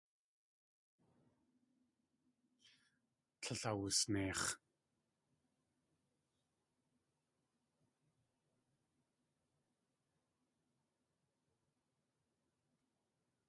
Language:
Tlingit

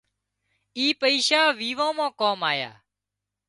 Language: Wadiyara Koli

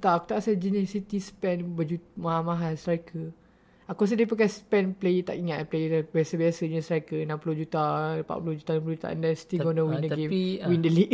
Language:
Malay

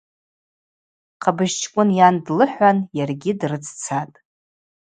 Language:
Abaza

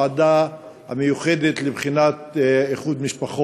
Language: Hebrew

